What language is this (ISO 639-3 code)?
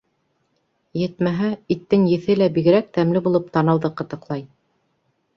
bak